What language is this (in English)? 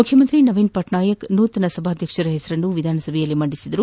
Kannada